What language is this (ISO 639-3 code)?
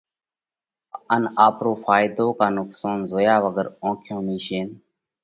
kvx